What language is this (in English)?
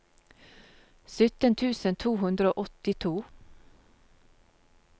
Norwegian